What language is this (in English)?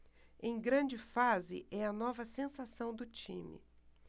Portuguese